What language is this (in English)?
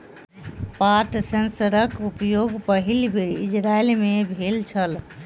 Maithili